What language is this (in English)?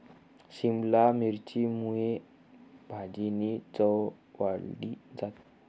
Marathi